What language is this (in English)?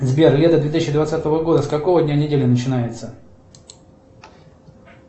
Russian